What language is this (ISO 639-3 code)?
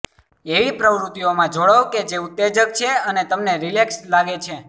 guj